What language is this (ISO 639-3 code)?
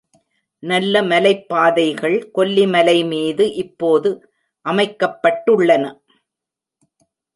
tam